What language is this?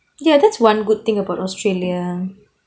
English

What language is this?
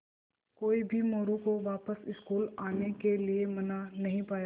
Hindi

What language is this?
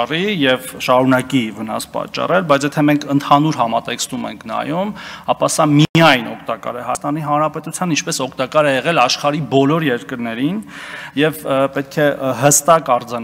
Turkish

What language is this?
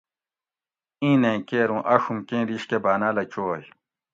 Gawri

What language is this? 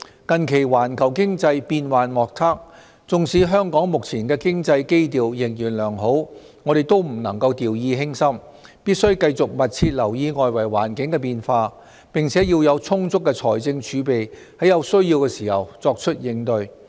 Cantonese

